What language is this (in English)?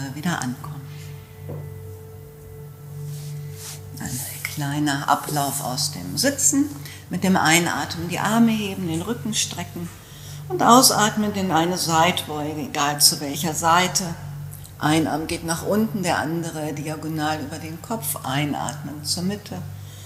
German